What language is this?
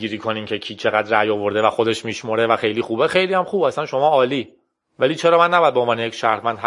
Persian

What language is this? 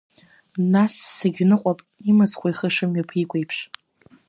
Abkhazian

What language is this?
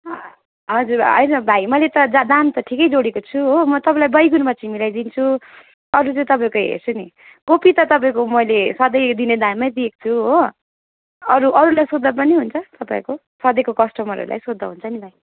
Nepali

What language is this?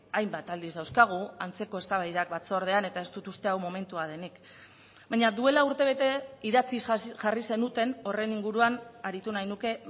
Basque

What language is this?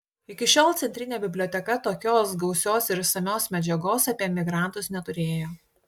Lithuanian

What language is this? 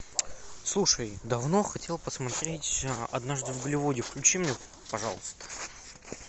Russian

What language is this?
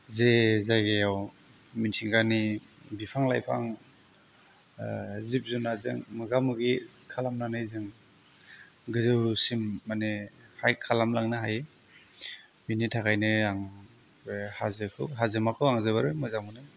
Bodo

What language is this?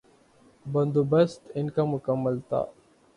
Urdu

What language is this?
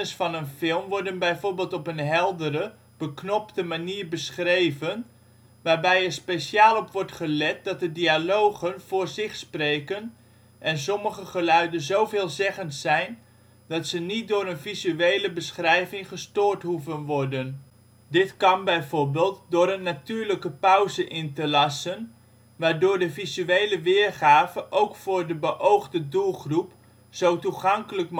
Dutch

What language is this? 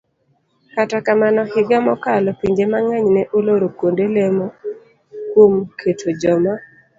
Luo (Kenya and Tanzania)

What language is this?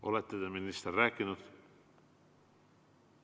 Estonian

